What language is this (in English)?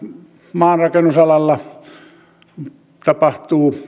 Finnish